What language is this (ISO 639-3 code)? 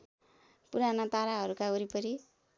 nep